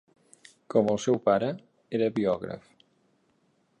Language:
Catalan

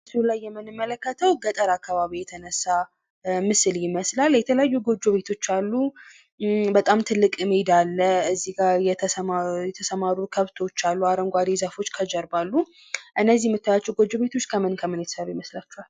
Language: Amharic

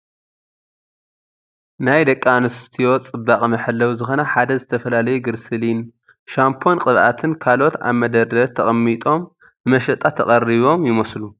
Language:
Tigrinya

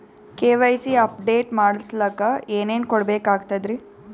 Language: Kannada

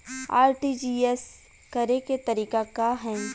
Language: Bhojpuri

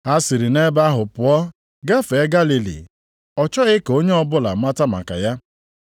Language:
Igbo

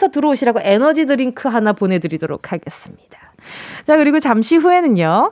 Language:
Korean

